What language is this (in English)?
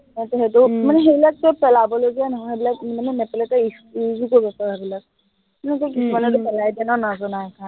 Assamese